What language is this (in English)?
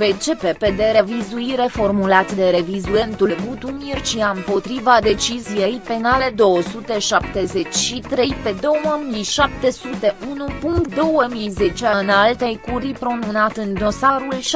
Romanian